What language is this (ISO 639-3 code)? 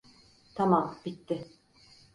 tur